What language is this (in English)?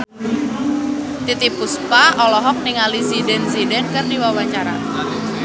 Sundanese